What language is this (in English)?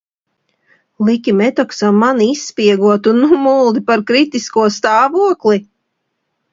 Latvian